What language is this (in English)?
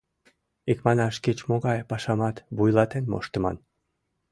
Mari